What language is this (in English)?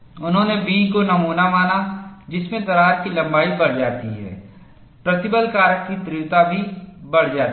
Hindi